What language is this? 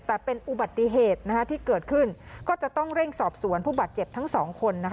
Thai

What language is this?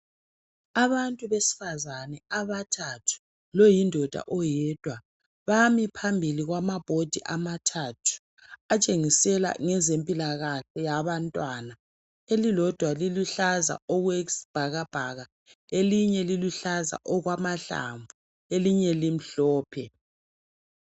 North Ndebele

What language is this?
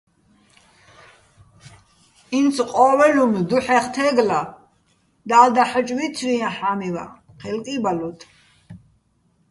Bats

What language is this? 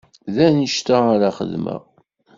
Kabyle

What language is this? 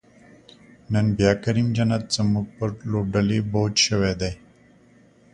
Pashto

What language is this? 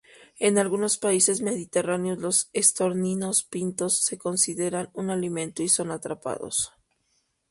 Spanish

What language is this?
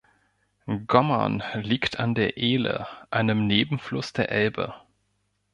German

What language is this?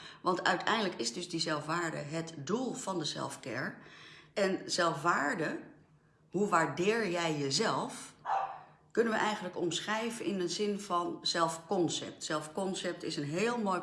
Dutch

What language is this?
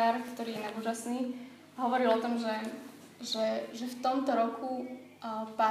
Slovak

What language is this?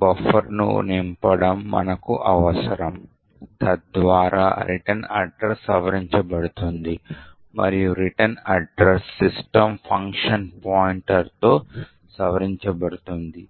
Telugu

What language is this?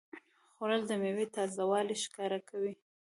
Pashto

